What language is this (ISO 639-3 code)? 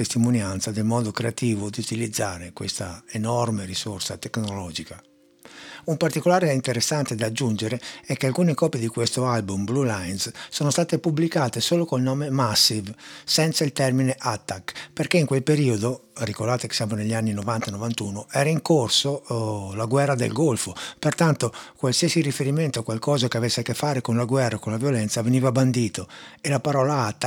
ita